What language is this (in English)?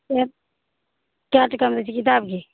Maithili